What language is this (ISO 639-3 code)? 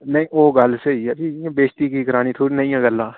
doi